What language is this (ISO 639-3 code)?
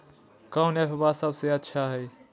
mag